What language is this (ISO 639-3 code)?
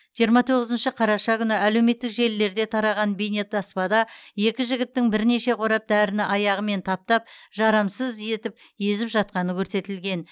kaz